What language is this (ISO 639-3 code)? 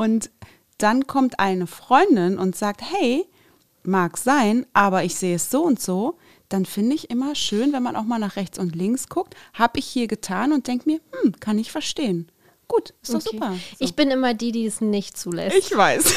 deu